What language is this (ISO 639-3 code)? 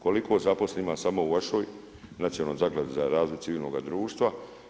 hrv